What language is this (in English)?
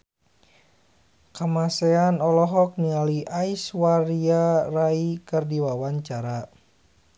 Sundanese